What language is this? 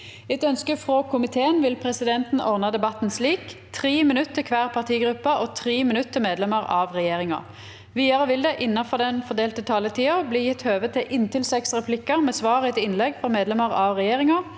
Norwegian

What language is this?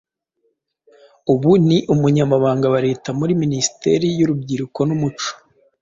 Kinyarwanda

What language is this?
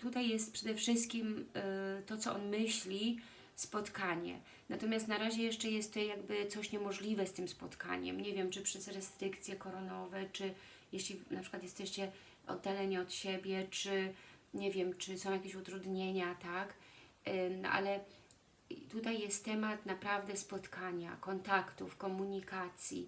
Polish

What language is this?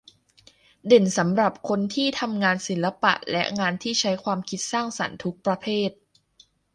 Thai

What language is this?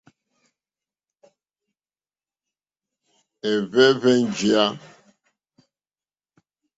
Mokpwe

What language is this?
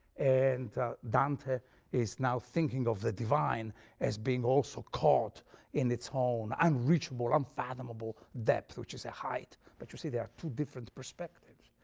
English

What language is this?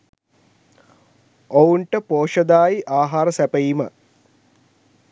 Sinhala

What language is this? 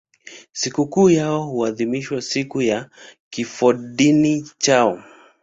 Swahili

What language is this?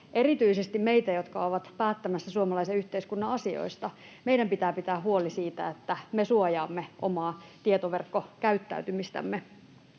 Finnish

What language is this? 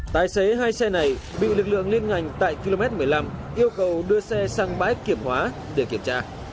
Vietnamese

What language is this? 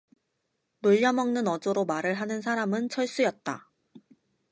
Korean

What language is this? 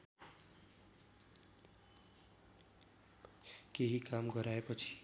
Nepali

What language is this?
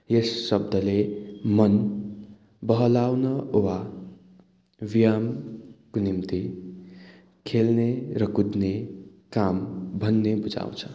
Nepali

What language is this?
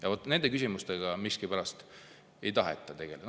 Estonian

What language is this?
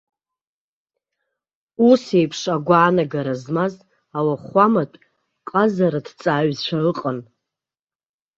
Abkhazian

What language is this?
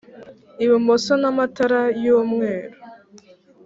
Kinyarwanda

